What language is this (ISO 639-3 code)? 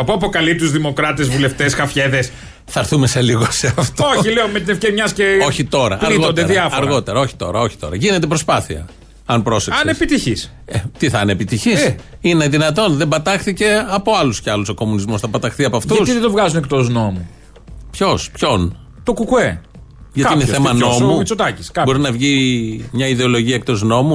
ell